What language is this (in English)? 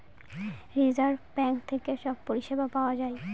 Bangla